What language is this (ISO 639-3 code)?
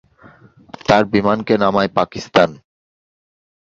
ben